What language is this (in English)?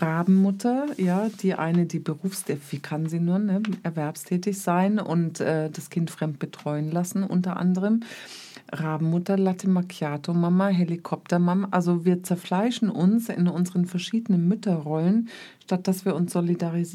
German